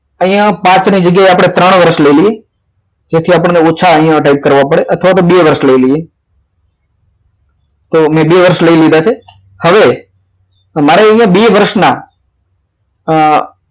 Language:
Gujarati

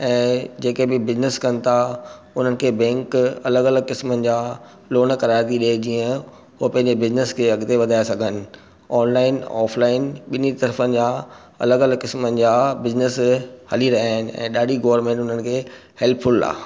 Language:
Sindhi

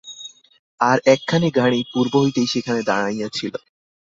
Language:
Bangla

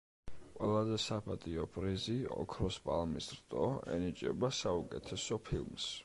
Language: Georgian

